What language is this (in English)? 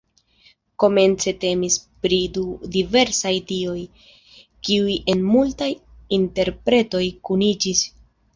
Esperanto